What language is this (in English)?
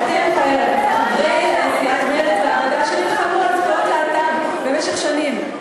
Hebrew